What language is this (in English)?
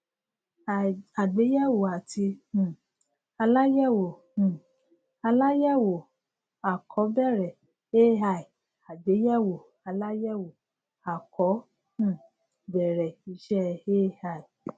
Yoruba